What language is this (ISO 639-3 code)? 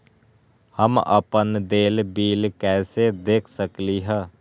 mag